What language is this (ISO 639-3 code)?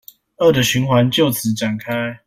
zho